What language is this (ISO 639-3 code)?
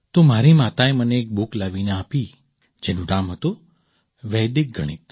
guj